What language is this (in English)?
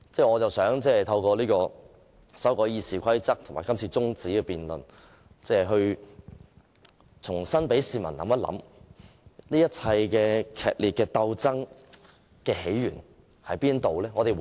Cantonese